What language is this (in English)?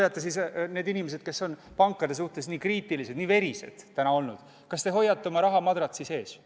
Estonian